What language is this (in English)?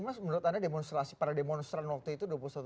Indonesian